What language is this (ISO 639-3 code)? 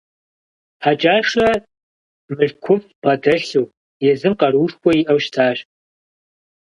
kbd